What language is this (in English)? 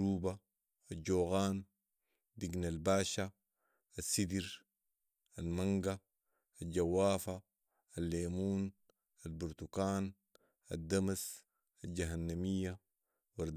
Sudanese Arabic